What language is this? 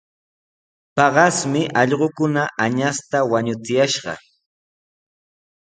Sihuas Ancash Quechua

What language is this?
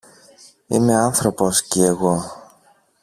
Greek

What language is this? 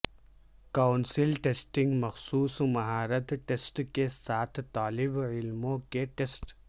Urdu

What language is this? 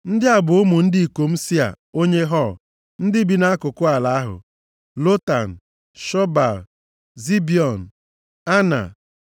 Igbo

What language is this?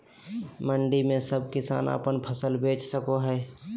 Magahi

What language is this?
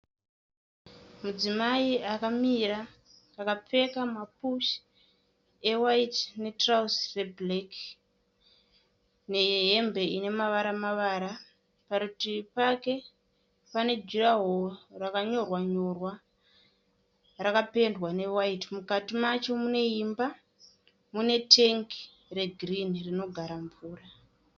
Shona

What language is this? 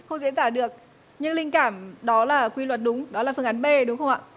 Vietnamese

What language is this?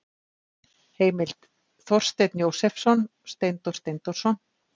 Icelandic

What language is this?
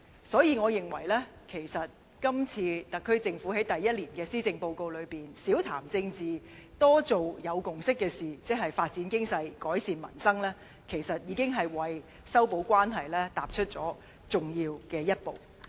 Cantonese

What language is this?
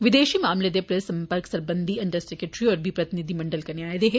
Dogri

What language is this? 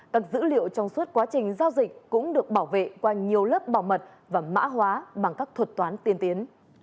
Vietnamese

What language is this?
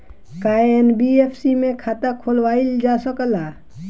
Bhojpuri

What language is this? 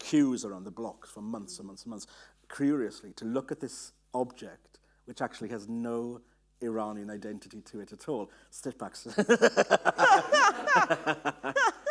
English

